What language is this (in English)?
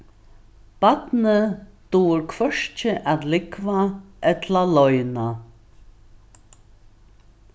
Faroese